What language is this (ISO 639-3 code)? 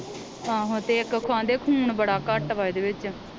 pan